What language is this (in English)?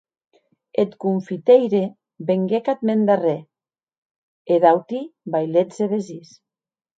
Occitan